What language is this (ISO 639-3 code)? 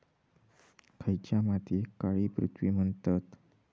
mar